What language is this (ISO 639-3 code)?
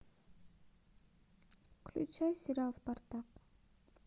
rus